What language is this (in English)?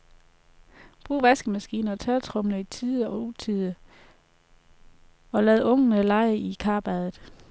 Danish